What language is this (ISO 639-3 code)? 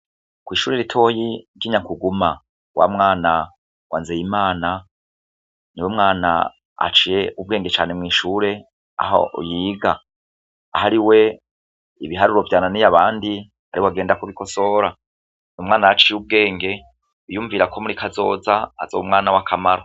run